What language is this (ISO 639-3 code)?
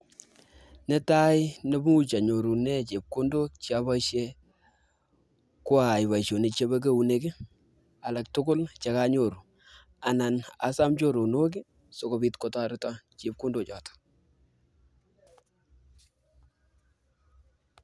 kln